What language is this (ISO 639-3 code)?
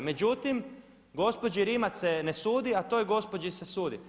hrv